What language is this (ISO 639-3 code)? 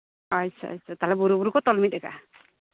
sat